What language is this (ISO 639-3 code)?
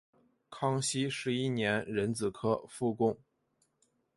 zho